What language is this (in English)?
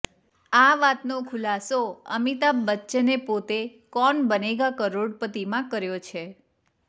Gujarati